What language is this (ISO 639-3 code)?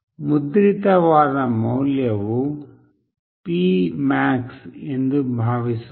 kan